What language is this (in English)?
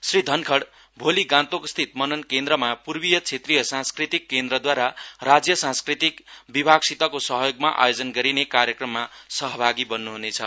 Nepali